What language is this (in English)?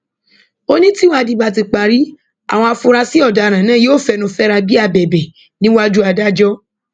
Yoruba